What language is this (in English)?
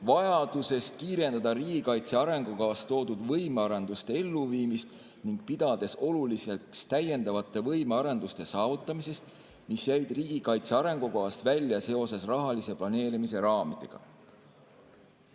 Estonian